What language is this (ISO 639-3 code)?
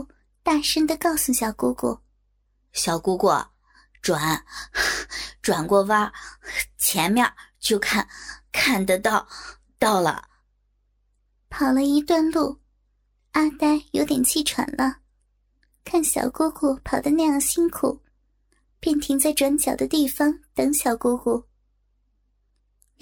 zho